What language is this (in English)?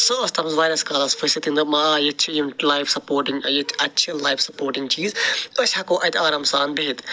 Kashmiri